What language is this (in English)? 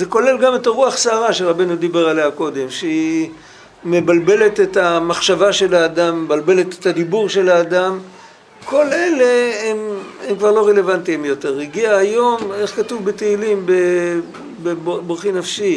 Hebrew